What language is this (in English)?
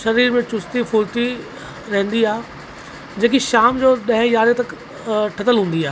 Sindhi